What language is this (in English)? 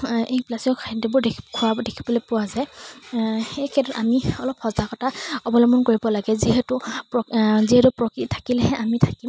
Assamese